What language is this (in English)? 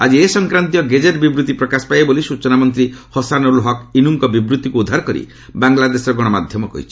Odia